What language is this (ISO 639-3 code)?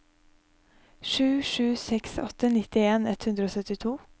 nor